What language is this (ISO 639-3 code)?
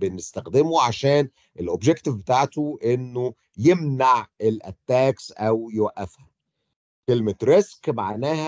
ara